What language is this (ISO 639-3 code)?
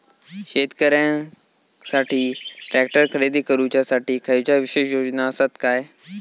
mar